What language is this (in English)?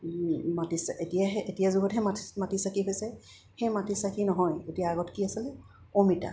Assamese